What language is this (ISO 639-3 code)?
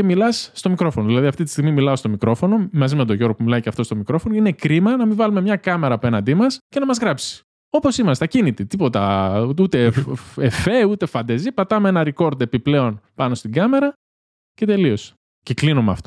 ell